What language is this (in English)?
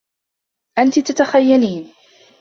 Arabic